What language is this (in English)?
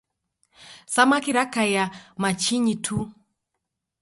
Taita